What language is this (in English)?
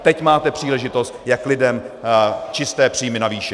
Czech